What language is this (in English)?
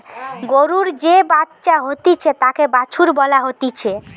Bangla